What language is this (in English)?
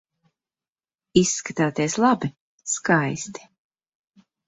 Latvian